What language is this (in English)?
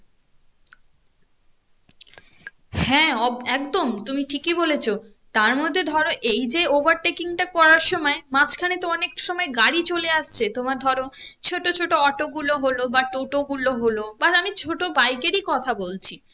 Bangla